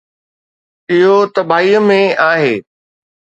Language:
Sindhi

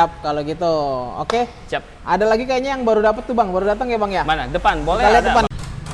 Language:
Indonesian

